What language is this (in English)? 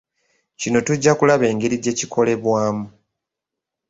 Ganda